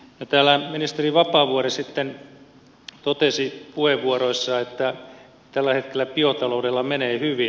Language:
Finnish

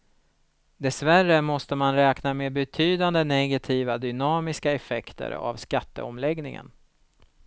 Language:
Swedish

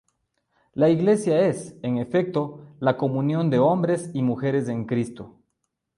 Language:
Spanish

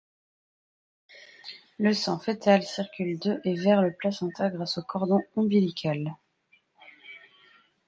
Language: French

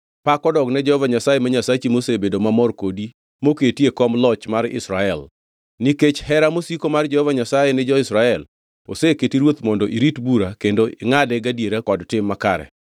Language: Luo (Kenya and Tanzania)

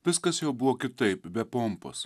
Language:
Lithuanian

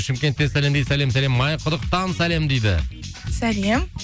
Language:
Kazakh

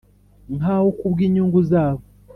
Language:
Kinyarwanda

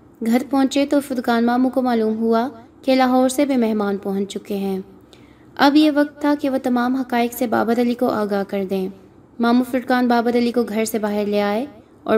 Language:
Urdu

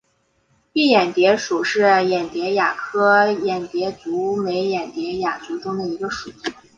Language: Chinese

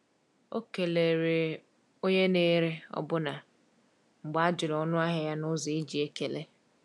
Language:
Igbo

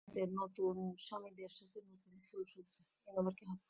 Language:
Bangla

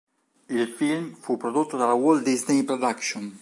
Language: Italian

